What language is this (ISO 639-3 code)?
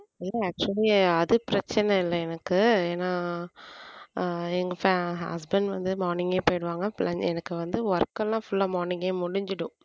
tam